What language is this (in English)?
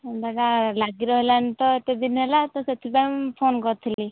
Odia